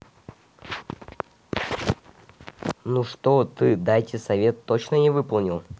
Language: Russian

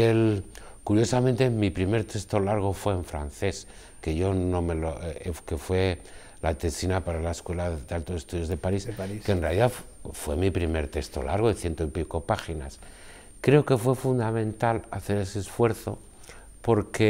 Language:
Spanish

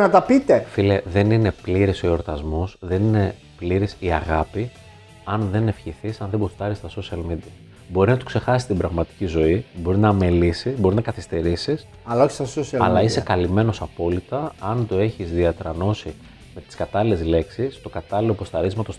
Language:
Greek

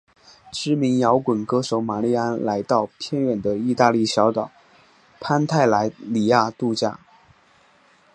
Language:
Chinese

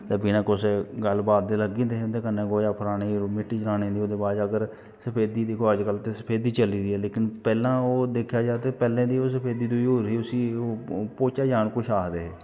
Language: Dogri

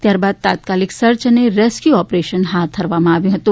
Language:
Gujarati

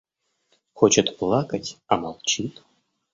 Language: Russian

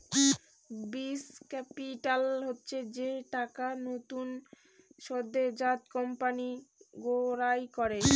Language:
Bangla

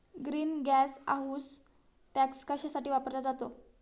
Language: Marathi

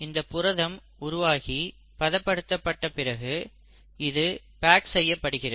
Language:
Tamil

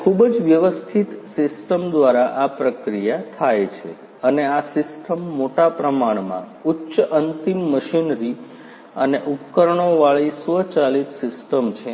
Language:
Gujarati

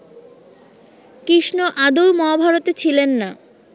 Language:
Bangla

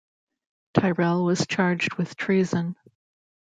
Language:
English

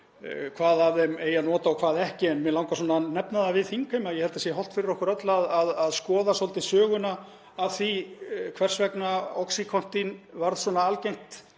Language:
Icelandic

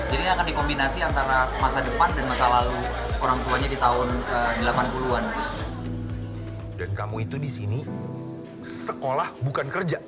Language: Indonesian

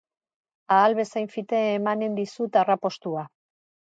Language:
Basque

